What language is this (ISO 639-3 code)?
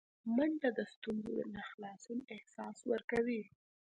pus